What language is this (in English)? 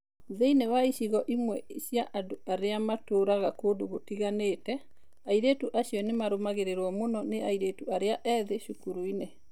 Kikuyu